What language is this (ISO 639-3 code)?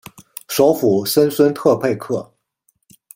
zho